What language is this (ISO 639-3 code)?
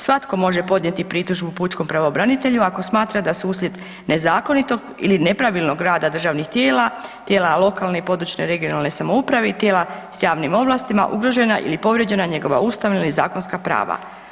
hrv